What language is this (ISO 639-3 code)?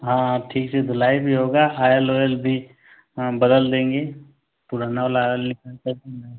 hin